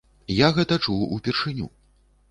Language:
Belarusian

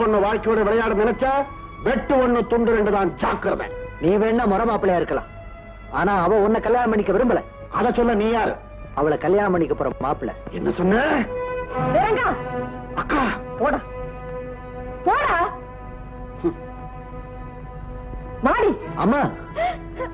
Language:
Indonesian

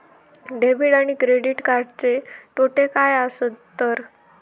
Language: Marathi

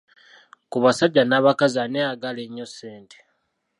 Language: Ganda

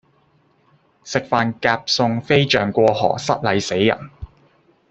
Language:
Cantonese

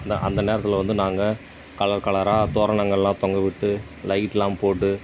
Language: Tamil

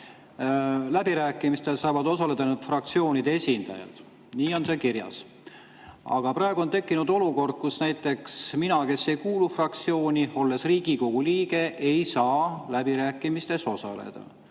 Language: Estonian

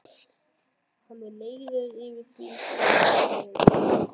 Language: Icelandic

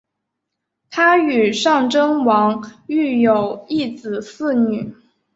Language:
Chinese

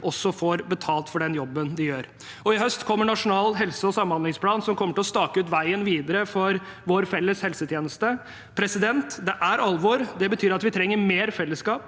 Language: Norwegian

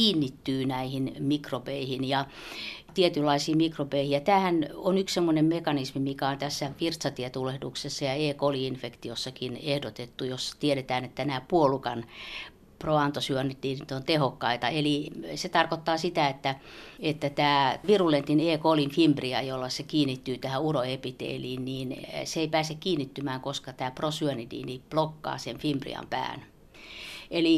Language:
Finnish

